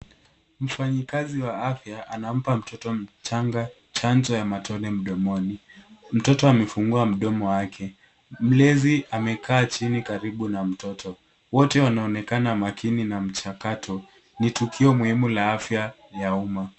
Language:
Swahili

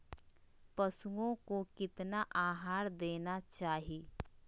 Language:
Magahi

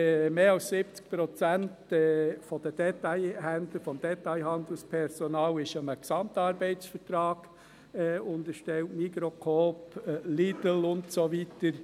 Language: Swiss German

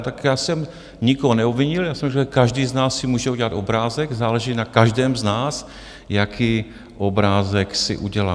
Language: Czech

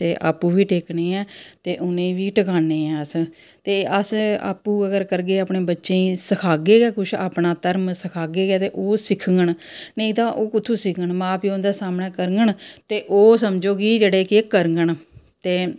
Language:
Dogri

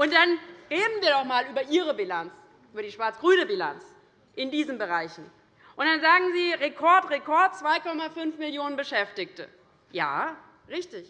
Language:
German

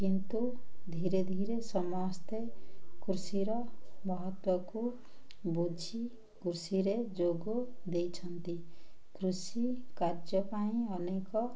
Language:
Odia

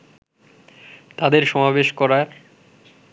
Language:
Bangla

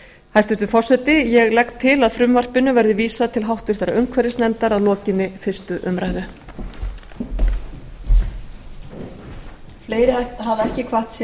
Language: Icelandic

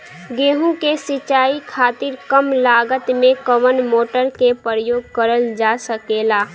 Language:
Bhojpuri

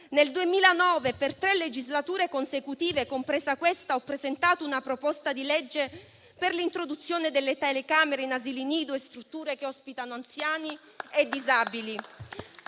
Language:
Italian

